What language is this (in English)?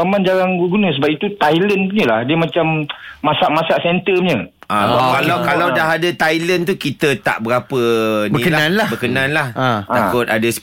Malay